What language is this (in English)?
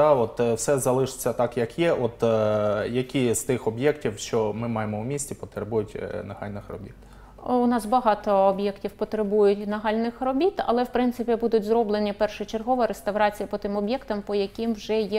Ukrainian